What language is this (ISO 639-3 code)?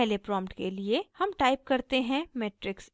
hin